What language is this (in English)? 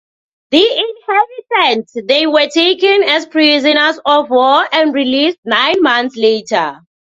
English